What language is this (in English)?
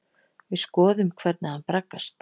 Icelandic